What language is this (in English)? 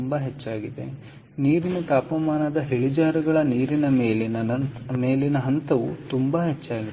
Kannada